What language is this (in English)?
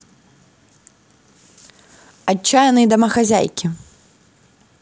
Russian